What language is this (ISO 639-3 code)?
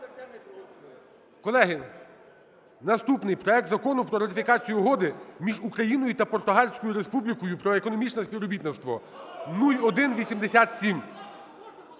ukr